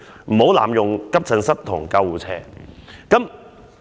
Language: Cantonese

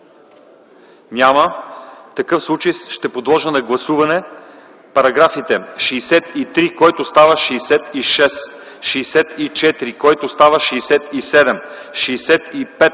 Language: Bulgarian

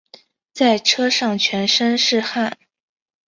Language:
Chinese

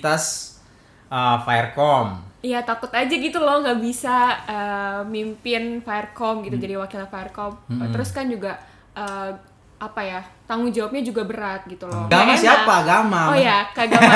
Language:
Indonesian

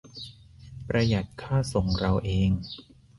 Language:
Thai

